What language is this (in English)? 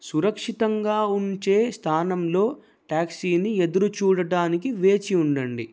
Telugu